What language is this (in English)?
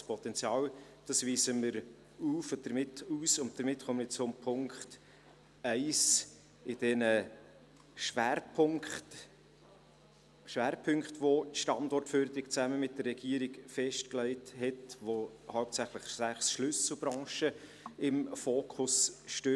Swiss German